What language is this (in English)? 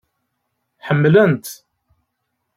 Kabyle